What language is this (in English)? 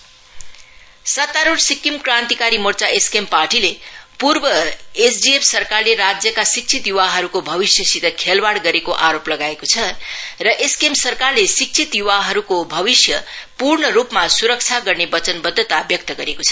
Nepali